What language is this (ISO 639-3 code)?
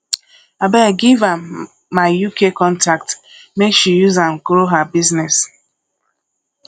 pcm